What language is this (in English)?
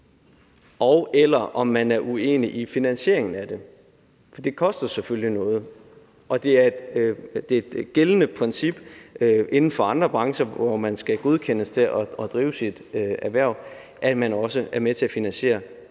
Danish